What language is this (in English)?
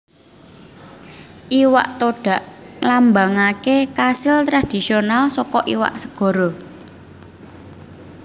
Javanese